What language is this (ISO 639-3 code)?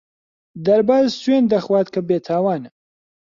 ckb